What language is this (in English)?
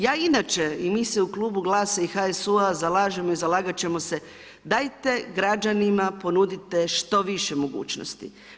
Croatian